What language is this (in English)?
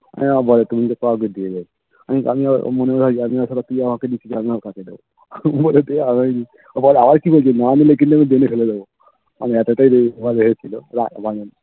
Bangla